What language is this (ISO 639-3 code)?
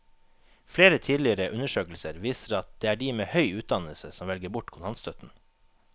nor